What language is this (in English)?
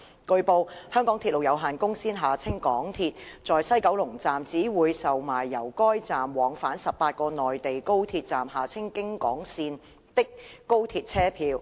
Cantonese